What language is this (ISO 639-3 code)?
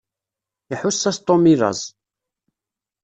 kab